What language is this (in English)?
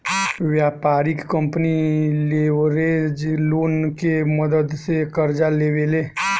Bhojpuri